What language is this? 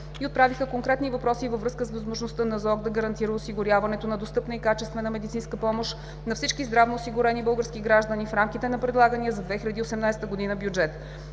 Bulgarian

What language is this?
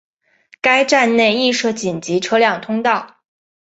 Chinese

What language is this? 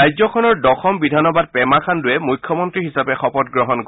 Assamese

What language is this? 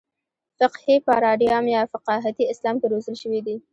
Pashto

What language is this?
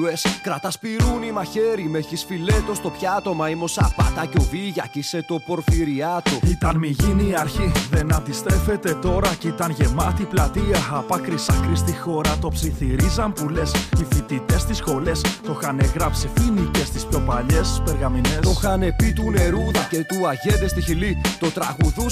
Greek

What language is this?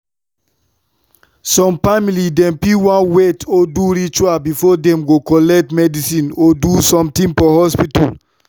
Nigerian Pidgin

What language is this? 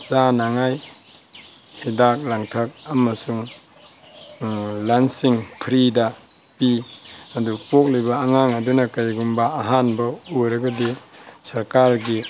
Manipuri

